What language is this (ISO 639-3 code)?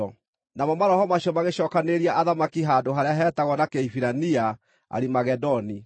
kik